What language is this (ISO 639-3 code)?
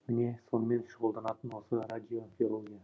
kaz